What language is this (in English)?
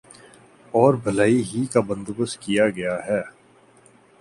Urdu